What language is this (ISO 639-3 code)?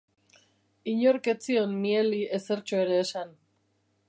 eus